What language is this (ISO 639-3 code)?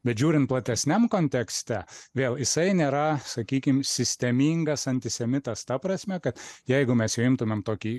lit